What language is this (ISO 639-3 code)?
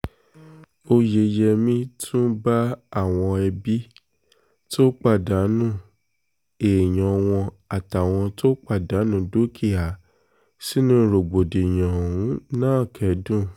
yor